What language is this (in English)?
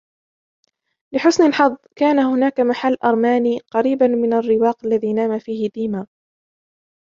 Arabic